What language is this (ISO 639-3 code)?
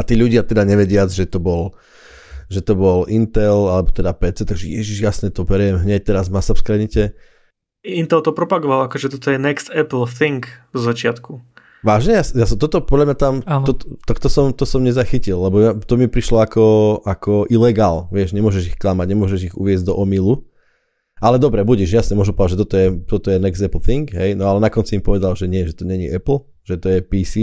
slk